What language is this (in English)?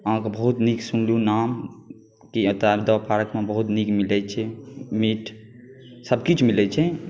Maithili